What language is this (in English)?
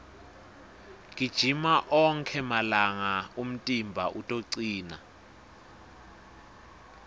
Swati